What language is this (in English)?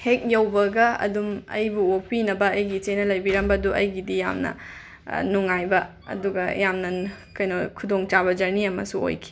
Manipuri